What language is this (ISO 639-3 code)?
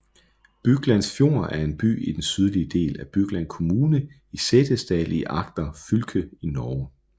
dan